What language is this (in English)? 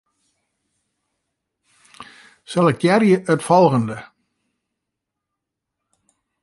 Western Frisian